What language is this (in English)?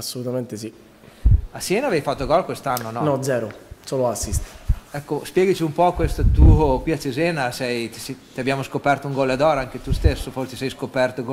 Italian